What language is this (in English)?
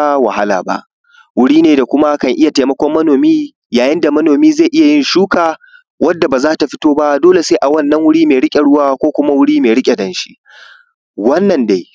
Hausa